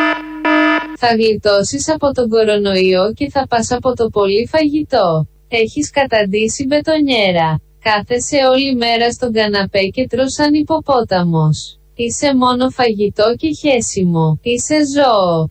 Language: Greek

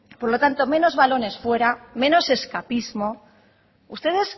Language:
Spanish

